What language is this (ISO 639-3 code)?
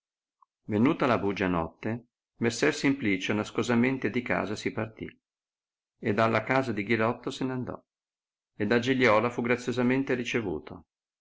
ita